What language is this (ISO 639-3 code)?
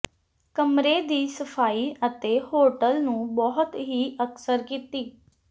pan